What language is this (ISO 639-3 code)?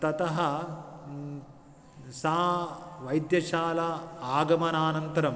san